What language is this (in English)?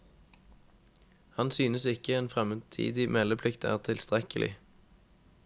Norwegian